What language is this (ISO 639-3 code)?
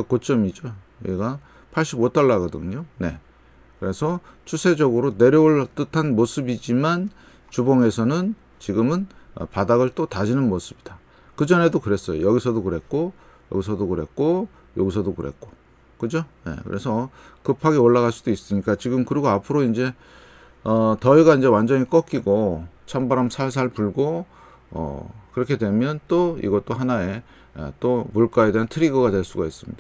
kor